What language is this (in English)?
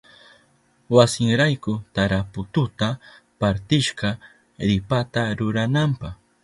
Southern Pastaza Quechua